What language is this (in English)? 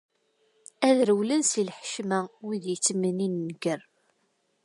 Kabyle